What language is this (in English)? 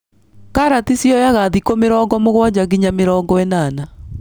Kikuyu